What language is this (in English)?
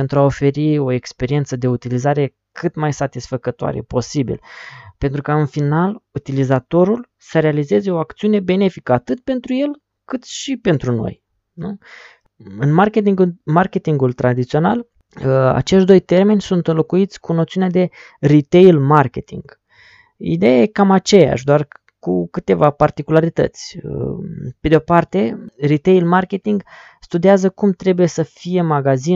Romanian